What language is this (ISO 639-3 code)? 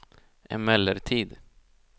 swe